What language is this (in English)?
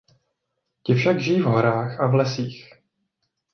Czech